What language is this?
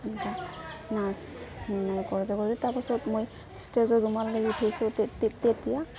Assamese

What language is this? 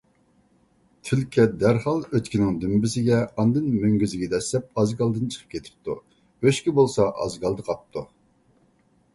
Uyghur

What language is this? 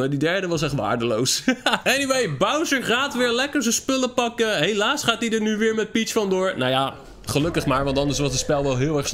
Dutch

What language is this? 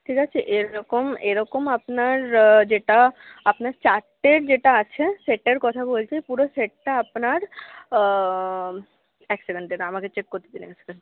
Bangla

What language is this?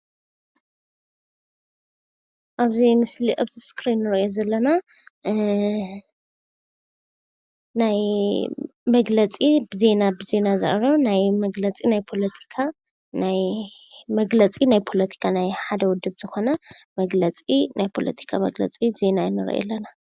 Tigrinya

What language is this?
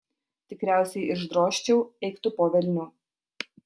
Lithuanian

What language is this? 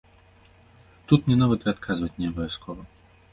Belarusian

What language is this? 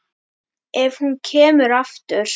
Icelandic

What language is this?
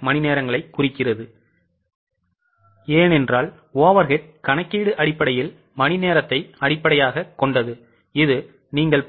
Tamil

